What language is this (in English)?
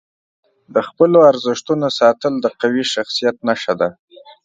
Pashto